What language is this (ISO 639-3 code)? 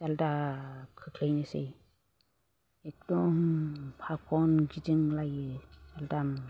brx